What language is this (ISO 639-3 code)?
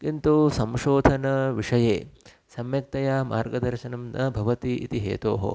san